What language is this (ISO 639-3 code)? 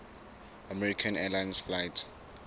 sot